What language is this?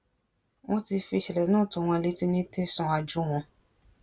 Yoruba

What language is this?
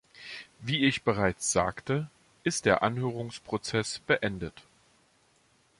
German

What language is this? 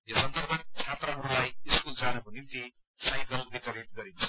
Nepali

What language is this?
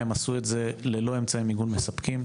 Hebrew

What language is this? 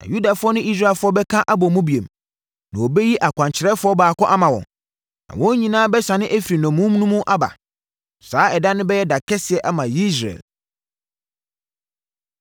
Akan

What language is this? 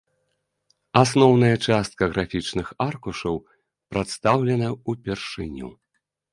Belarusian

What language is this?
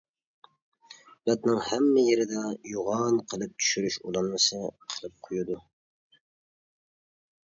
Uyghur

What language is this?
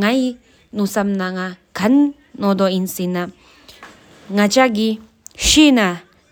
Sikkimese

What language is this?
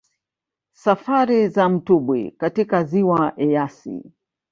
Swahili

